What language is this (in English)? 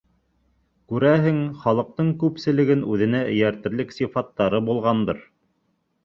Bashkir